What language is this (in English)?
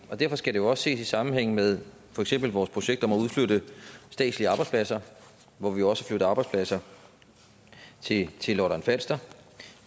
Danish